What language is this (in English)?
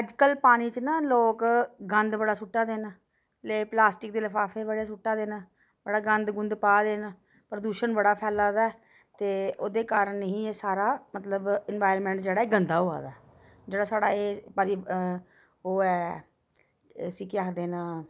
Dogri